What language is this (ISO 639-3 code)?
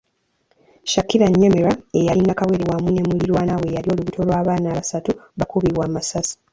lug